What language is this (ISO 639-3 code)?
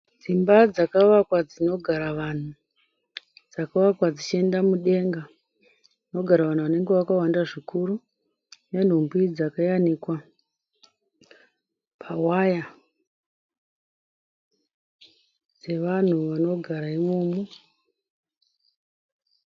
sna